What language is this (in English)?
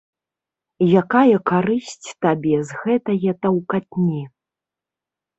Belarusian